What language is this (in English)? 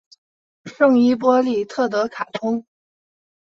Chinese